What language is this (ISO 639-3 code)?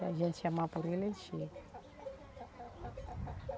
por